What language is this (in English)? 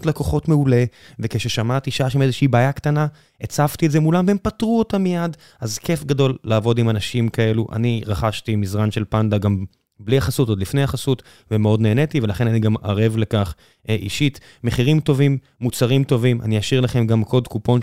Hebrew